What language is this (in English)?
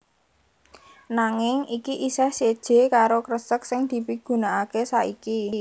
Javanese